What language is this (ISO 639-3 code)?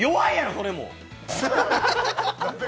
jpn